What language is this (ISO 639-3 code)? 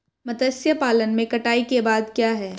hin